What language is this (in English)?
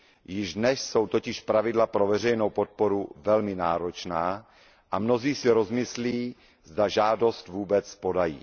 Czech